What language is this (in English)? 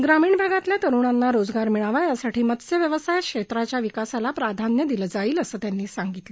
Marathi